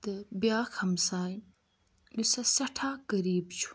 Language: Kashmiri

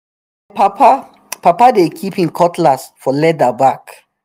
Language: Nigerian Pidgin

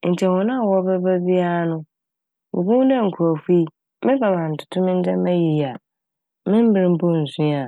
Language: Akan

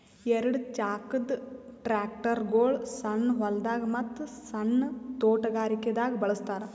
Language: Kannada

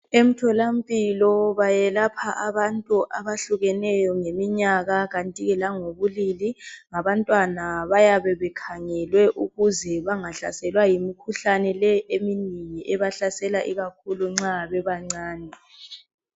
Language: North Ndebele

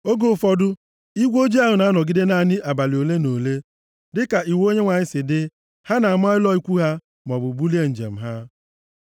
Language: Igbo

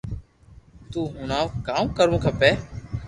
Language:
Loarki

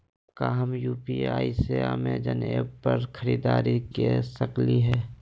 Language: Magahi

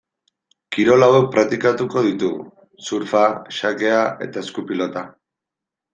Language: Basque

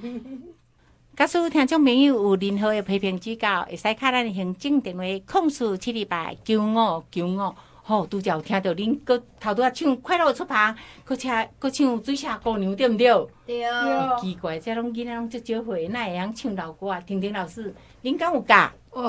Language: Chinese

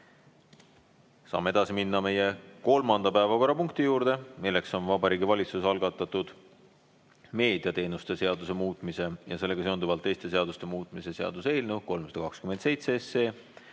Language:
Estonian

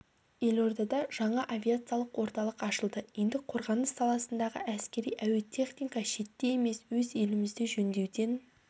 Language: Kazakh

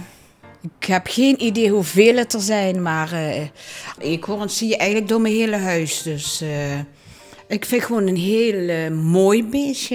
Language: Dutch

